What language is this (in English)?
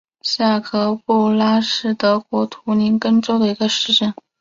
Chinese